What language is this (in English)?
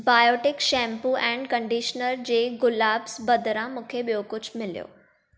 Sindhi